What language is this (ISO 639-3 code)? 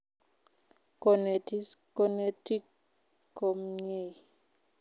kln